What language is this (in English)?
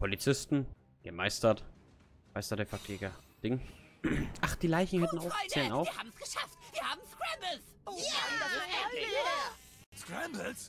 German